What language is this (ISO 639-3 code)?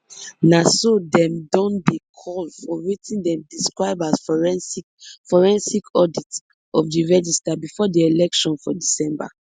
pcm